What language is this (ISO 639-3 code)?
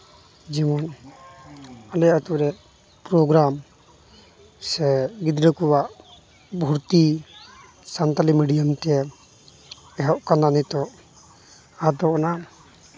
sat